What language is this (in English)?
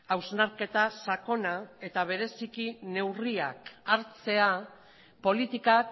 Basque